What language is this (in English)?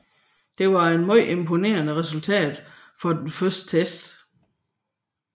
Danish